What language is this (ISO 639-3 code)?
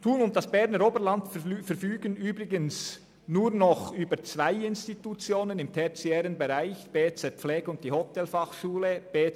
gsw